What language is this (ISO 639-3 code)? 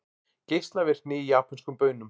isl